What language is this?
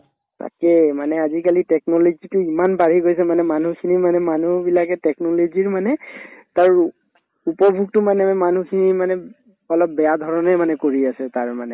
Assamese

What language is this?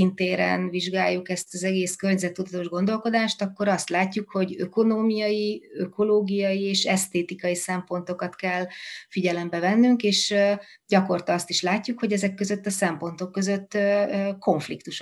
Hungarian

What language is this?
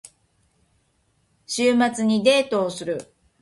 Japanese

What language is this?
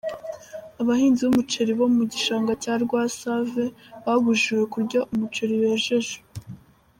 Kinyarwanda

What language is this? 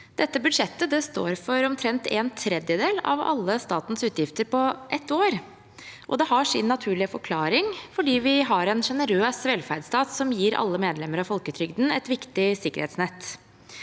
Norwegian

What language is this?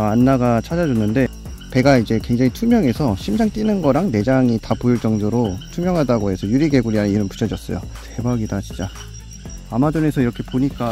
Korean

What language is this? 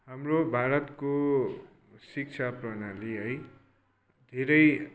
Nepali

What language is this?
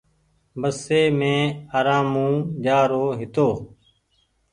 Goaria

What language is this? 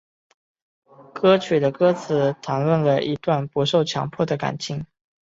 Chinese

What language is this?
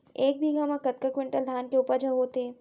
Chhattisgarhi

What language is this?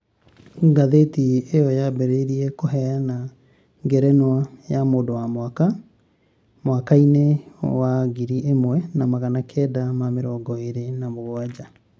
Kikuyu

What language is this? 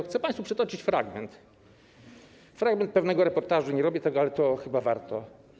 Polish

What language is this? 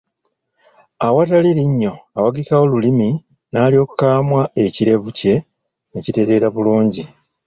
Ganda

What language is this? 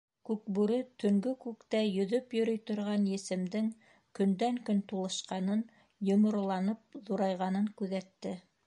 Bashkir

